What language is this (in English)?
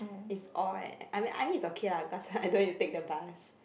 English